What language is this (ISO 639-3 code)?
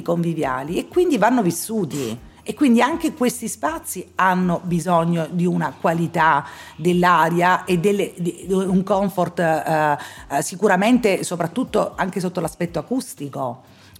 ita